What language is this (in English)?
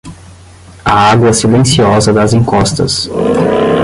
Portuguese